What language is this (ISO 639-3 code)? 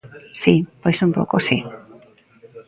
glg